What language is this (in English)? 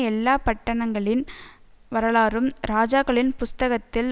Tamil